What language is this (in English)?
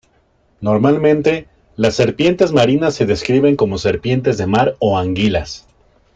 Spanish